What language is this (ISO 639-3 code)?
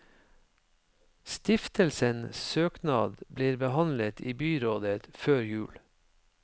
nor